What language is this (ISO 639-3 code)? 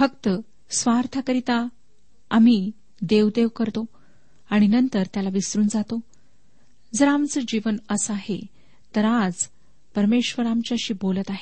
mar